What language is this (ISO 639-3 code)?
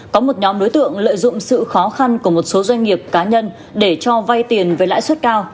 vie